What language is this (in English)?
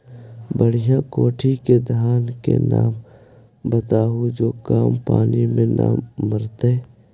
Magahi